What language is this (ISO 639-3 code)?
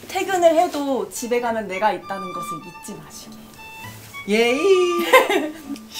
kor